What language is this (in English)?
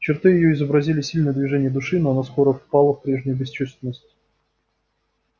Russian